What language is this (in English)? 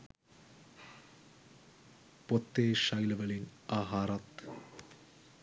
Sinhala